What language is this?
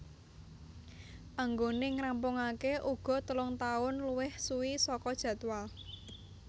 Javanese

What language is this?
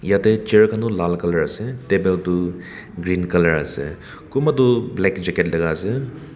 Naga Pidgin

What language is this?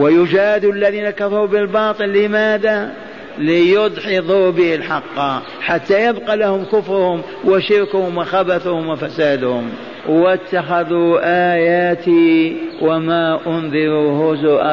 Arabic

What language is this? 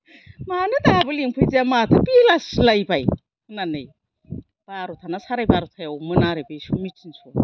Bodo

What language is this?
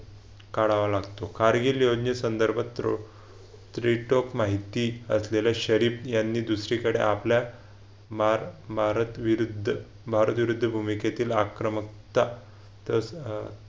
Marathi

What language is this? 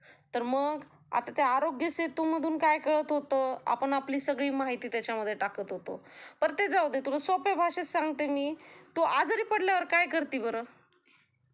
Marathi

